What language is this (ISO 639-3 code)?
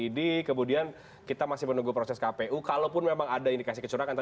ind